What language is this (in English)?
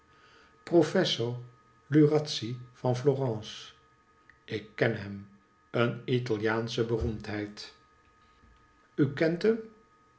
Dutch